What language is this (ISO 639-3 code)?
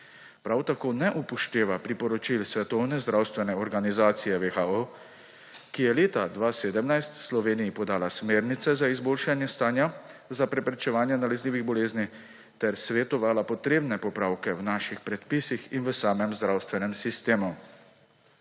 slv